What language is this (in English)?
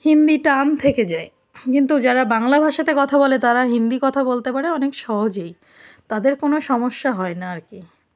Bangla